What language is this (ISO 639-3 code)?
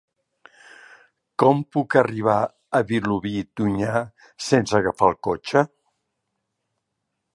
cat